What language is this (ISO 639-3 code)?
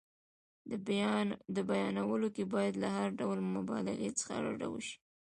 pus